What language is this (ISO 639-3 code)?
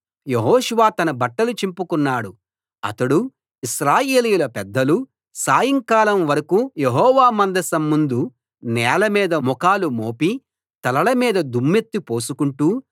tel